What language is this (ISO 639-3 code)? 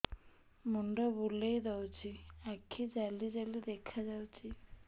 ori